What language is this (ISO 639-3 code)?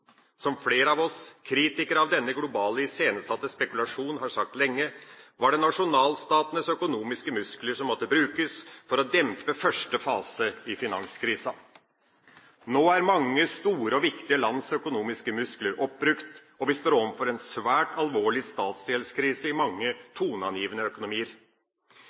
nob